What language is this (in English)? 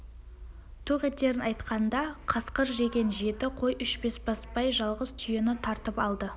Kazakh